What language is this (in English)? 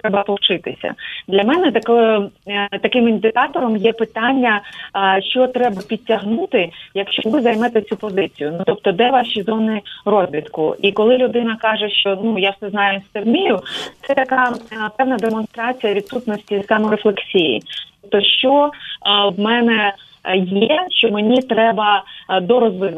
Ukrainian